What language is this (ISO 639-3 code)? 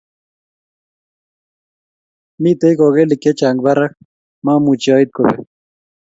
kln